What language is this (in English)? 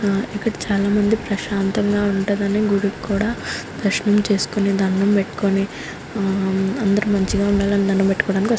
Telugu